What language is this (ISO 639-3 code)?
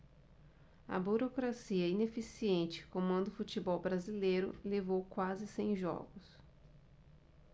por